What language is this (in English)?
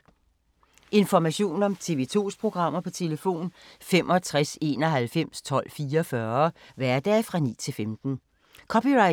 Danish